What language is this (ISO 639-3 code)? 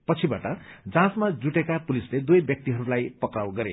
nep